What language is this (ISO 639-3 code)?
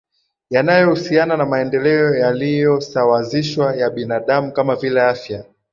swa